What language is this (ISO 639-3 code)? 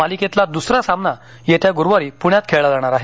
mar